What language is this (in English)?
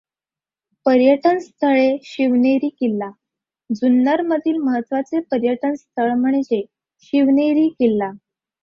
Marathi